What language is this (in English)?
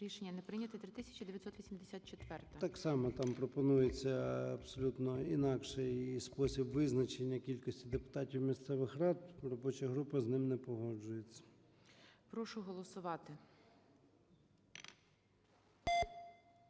Ukrainian